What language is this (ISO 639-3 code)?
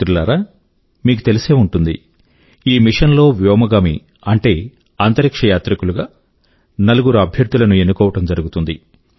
tel